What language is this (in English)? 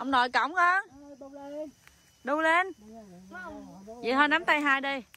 Vietnamese